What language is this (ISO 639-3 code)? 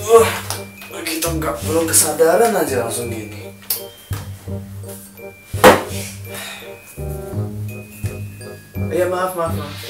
ind